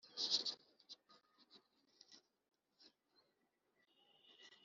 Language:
Kinyarwanda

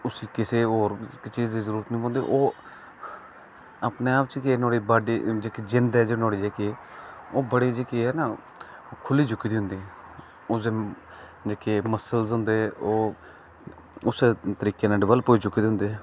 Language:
Dogri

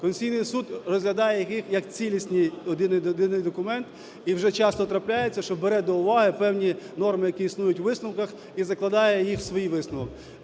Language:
Ukrainian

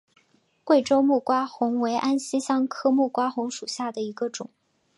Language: Chinese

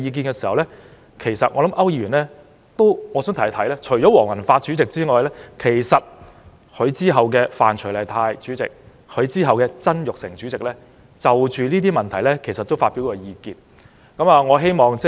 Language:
Cantonese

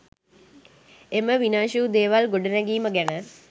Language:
Sinhala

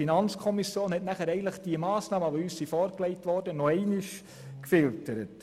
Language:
Swiss German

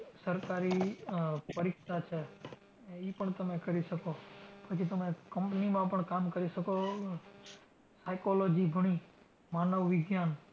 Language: Gujarati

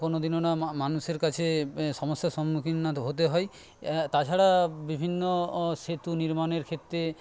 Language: Bangla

